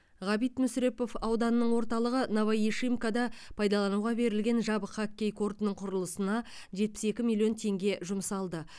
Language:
Kazakh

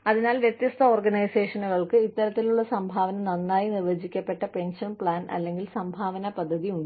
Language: Malayalam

